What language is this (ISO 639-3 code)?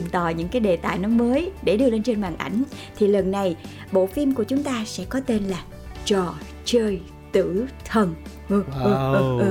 vie